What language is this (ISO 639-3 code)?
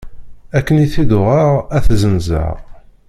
kab